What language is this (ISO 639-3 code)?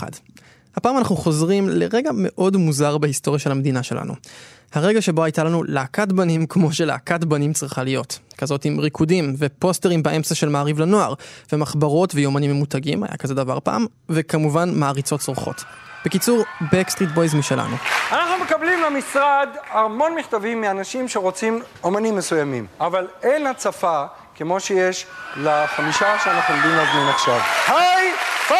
heb